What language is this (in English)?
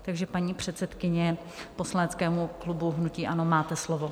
Czech